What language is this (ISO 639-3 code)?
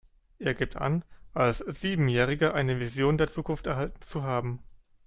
deu